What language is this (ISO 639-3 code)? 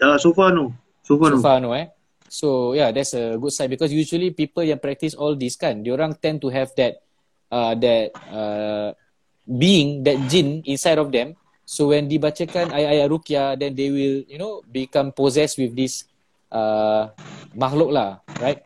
msa